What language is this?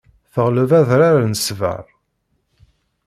Kabyle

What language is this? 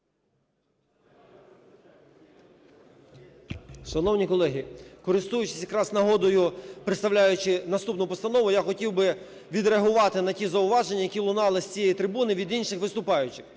Ukrainian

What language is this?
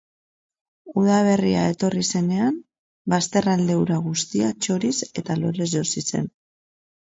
Basque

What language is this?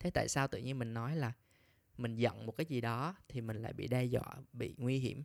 Vietnamese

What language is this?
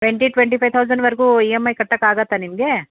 Kannada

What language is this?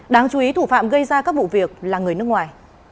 Vietnamese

